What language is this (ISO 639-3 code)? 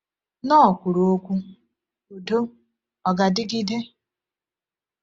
ibo